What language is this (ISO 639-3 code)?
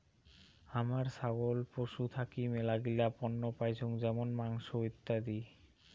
ben